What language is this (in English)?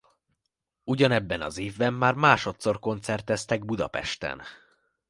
Hungarian